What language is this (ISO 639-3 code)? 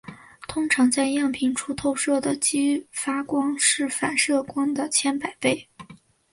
zho